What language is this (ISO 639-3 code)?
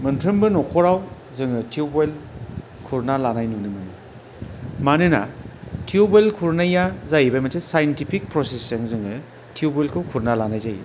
brx